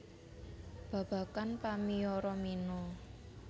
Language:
Javanese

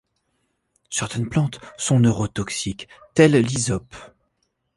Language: French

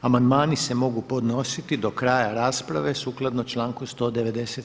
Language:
Croatian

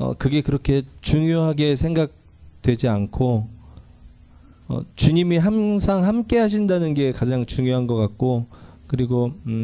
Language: Korean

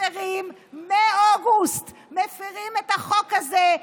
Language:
Hebrew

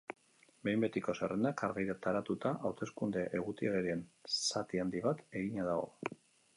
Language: Basque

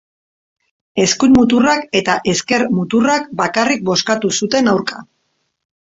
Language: Basque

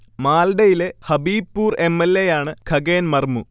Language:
Malayalam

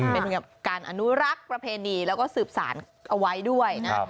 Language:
Thai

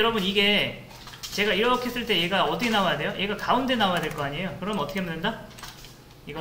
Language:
Korean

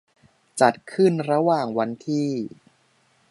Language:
Thai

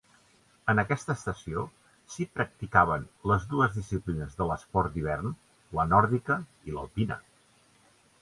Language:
Catalan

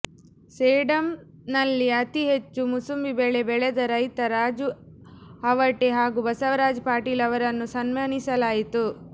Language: Kannada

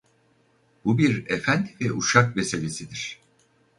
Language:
Turkish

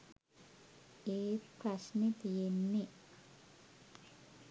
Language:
Sinhala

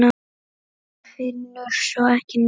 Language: Icelandic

